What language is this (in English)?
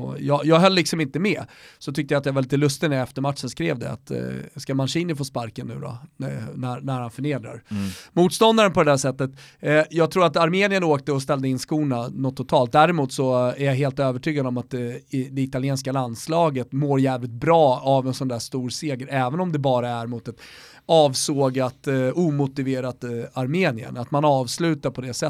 Swedish